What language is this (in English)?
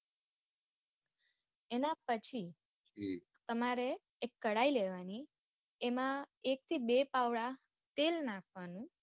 Gujarati